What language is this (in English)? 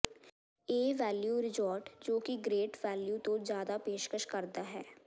Punjabi